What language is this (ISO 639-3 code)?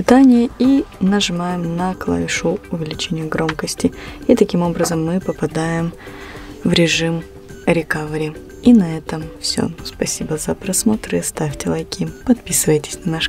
rus